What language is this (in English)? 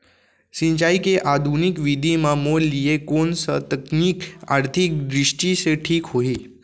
Chhattisgarhi